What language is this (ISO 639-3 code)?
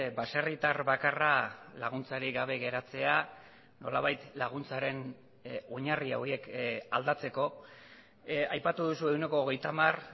eus